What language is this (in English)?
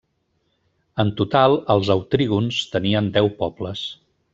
Catalan